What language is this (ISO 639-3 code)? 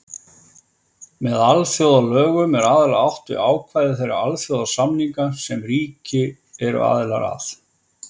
isl